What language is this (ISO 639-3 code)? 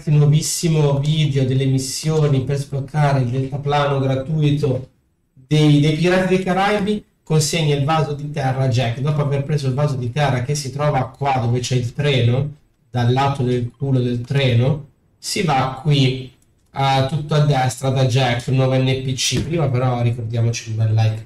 ita